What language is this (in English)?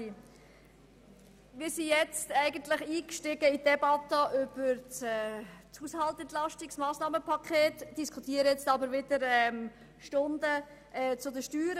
Swiss German